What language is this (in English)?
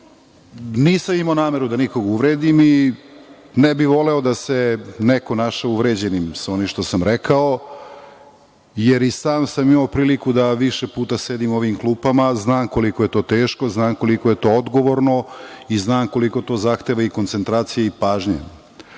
Serbian